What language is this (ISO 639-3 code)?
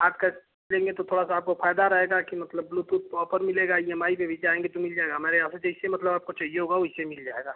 hin